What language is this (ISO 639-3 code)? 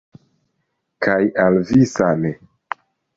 epo